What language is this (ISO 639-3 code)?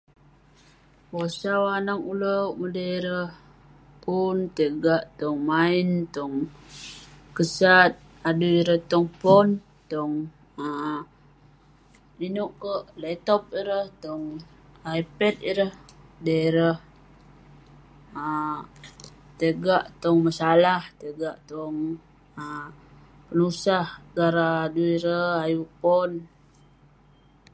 pne